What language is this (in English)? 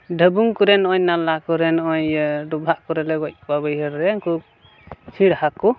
Santali